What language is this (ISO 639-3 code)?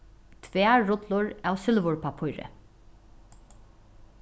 fao